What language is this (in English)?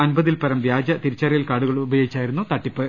Malayalam